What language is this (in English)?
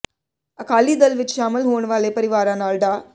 Punjabi